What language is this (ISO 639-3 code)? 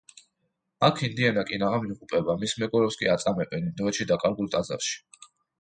kat